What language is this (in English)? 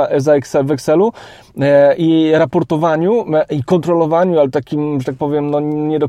Polish